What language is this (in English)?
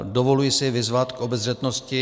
Czech